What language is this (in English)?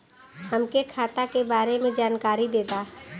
Bhojpuri